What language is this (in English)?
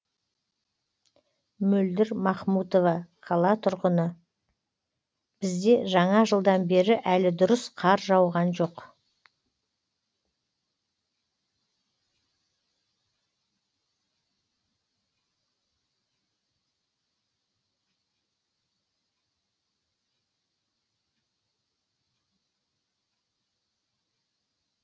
Kazakh